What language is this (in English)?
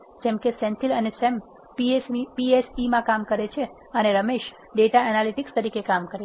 Gujarati